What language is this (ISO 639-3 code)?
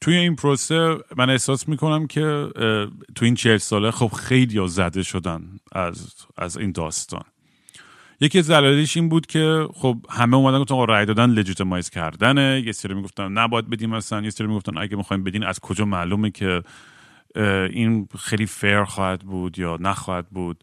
fas